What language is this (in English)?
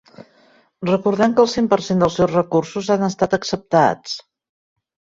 Catalan